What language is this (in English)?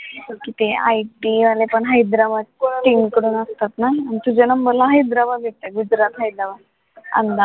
Marathi